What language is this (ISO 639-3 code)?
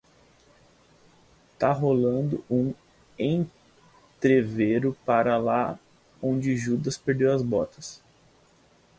por